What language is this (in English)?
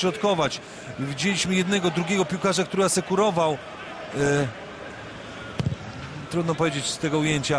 Polish